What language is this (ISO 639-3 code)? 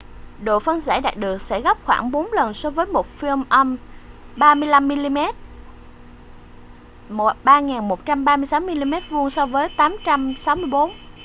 vie